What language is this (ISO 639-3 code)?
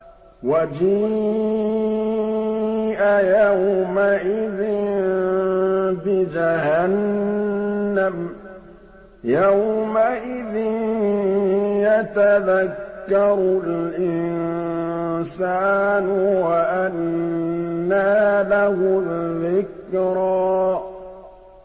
ara